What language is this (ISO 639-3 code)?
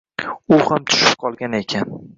uzb